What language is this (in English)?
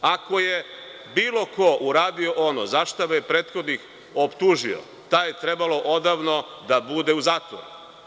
Serbian